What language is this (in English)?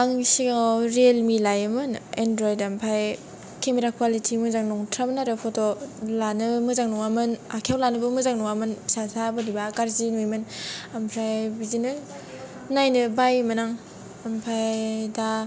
Bodo